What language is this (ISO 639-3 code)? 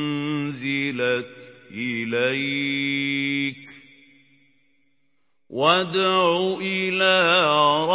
ara